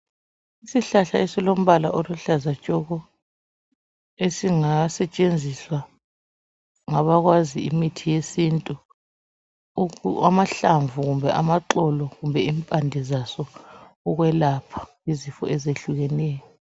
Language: North Ndebele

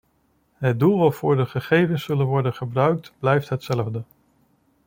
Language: Dutch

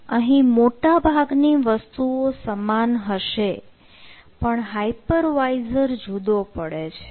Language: Gujarati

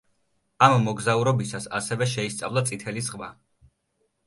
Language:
Georgian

